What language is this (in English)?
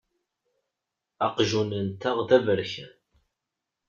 Kabyle